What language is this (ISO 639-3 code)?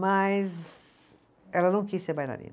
por